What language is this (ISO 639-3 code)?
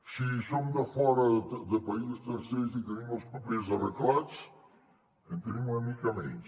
cat